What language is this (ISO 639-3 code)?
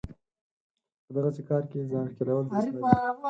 pus